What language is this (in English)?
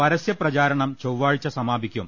Malayalam